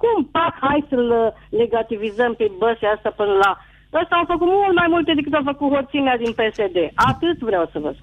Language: Romanian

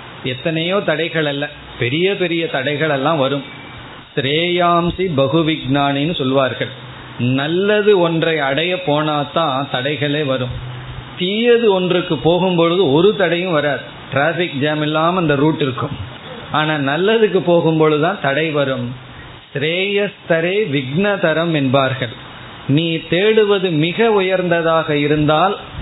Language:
Tamil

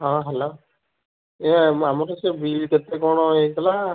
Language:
Odia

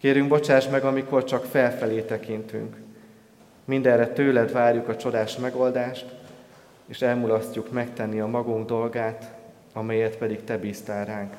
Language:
Hungarian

